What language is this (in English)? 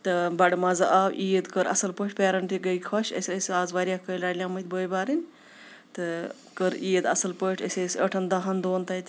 Kashmiri